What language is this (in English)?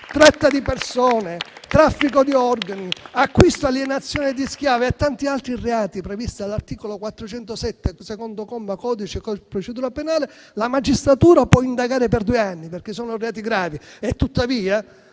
Italian